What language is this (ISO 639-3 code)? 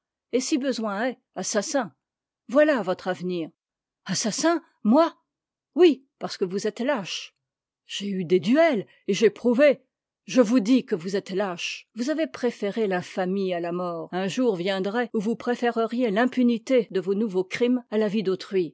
fra